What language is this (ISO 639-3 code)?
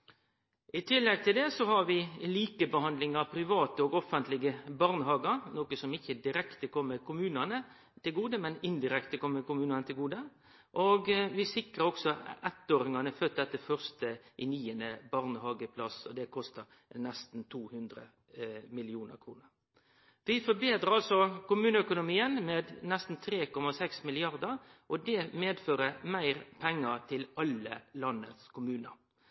nno